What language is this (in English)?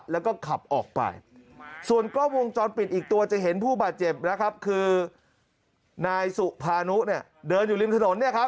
Thai